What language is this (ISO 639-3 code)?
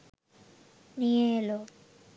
ben